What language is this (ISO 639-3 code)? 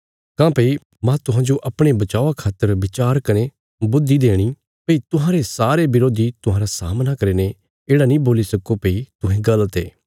kfs